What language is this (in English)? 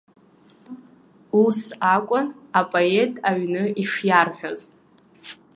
Abkhazian